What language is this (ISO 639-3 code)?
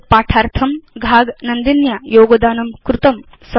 san